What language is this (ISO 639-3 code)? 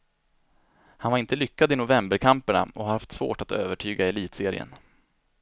swe